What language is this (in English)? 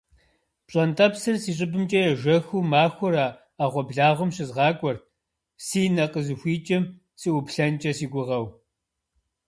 Kabardian